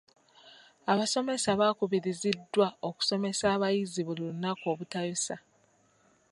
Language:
Ganda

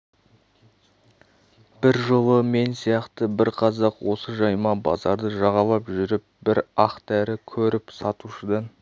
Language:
Kazakh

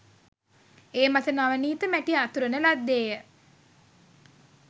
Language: Sinhala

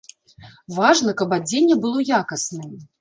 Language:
Belarusian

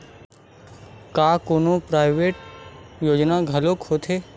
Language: Chhattisgarhi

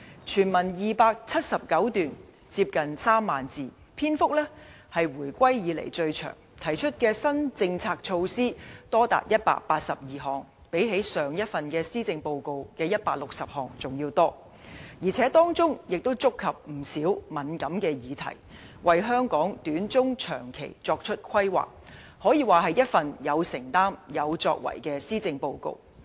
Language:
Cantonese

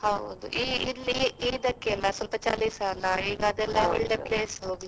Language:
Kannada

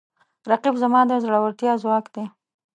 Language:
Pashto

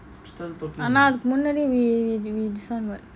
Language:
English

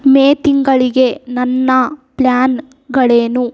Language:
Kannada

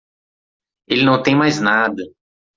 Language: Portuguese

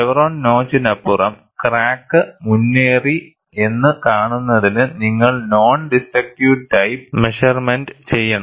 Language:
Malayalam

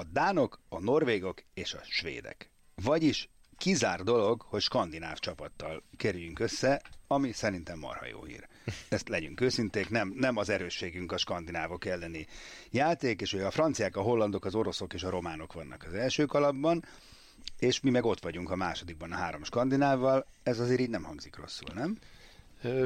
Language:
Hungarian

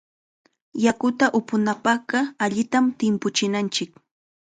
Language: Chiquián Ancash Quechua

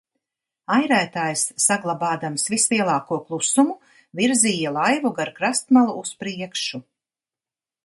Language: Latvian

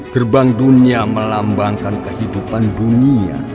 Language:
Indonesian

